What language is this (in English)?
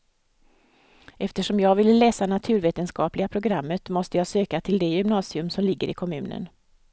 Swedish